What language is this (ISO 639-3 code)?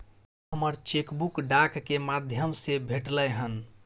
mai